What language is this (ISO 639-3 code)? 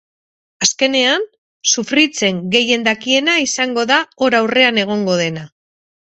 eus